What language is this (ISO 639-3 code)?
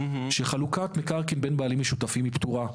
heb